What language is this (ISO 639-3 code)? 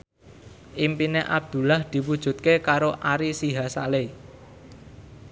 jav